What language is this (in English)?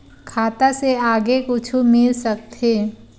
Chhattisgarhi